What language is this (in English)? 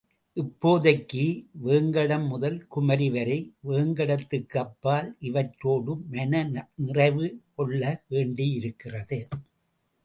Tamil